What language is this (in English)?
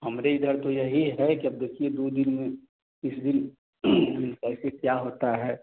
Hindi